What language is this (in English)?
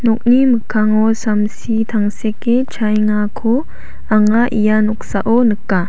Garo